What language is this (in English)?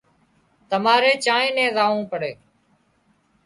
Wadiyara Koli